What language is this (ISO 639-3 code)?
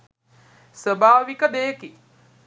sin